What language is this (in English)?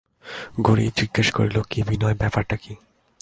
Bangla